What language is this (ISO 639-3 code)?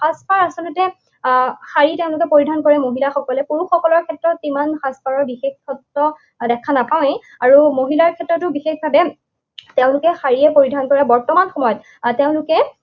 asm